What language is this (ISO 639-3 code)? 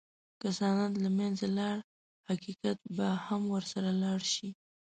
pus